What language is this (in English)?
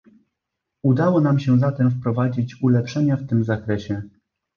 Polish